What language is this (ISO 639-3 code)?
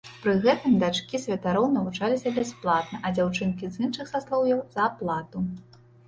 bel